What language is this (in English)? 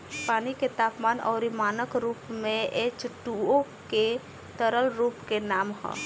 Bhojpuri